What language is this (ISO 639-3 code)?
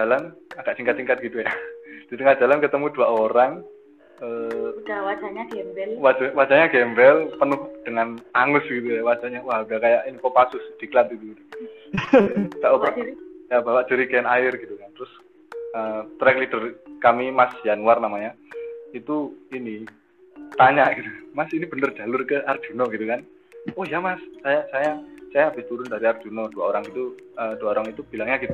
ind